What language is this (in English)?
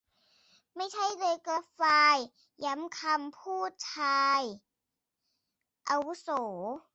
Thai